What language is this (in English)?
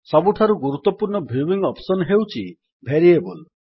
Odia